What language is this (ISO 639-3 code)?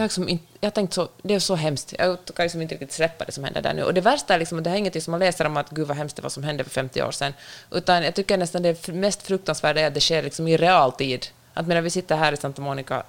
swe